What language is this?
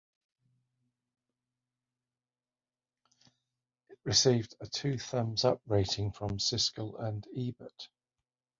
English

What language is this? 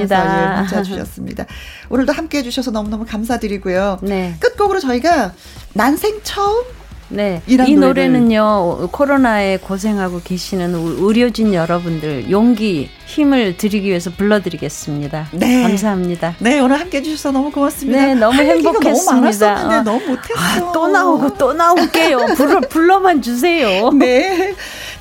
Korean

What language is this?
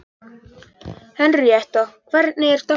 Icelandic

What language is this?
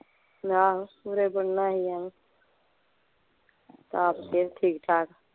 Punjabi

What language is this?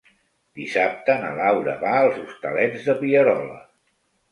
Catalan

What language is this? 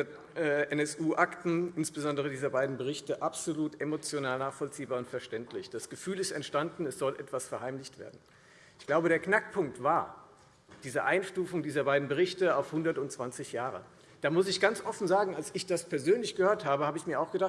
German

